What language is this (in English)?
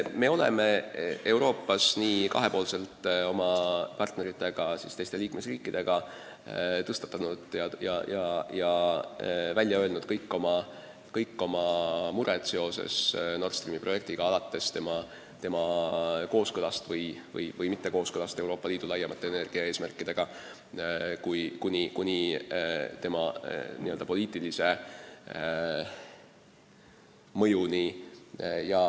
Estonian